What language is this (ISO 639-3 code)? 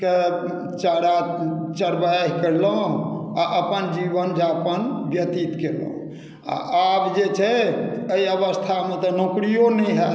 mai